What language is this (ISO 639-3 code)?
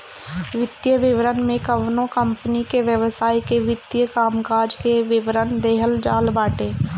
bho